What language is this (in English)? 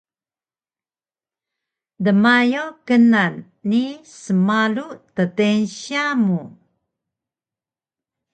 Taroko